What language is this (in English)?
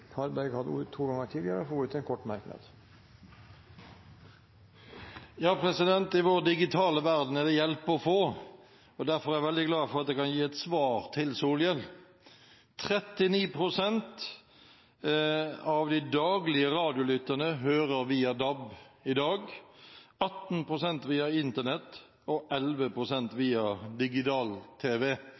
Norwegian Bokmål